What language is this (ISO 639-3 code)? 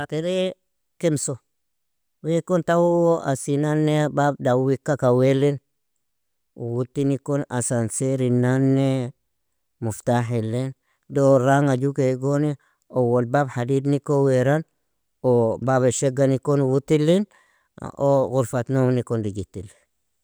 fia